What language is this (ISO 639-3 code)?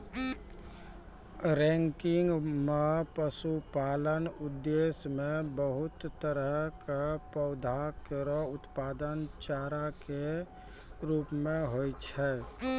mai